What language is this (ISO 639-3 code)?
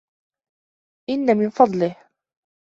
ara